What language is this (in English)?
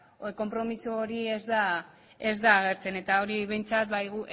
Basque